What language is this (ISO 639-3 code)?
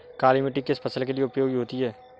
hin